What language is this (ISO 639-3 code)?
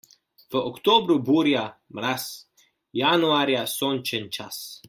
slv